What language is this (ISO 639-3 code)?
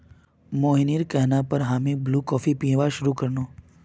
mag